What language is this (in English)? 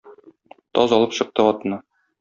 Tatar